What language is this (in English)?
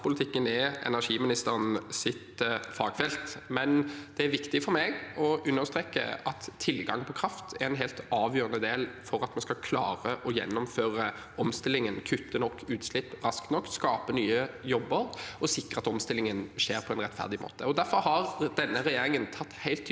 Norwegian